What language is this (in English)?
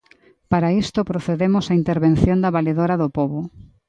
Galician